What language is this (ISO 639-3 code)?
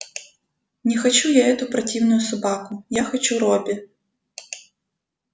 rus